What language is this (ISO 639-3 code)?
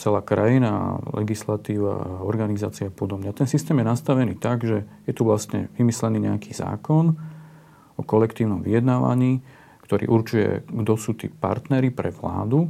slk